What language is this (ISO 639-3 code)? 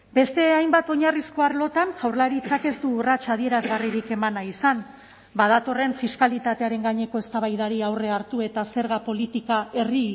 eus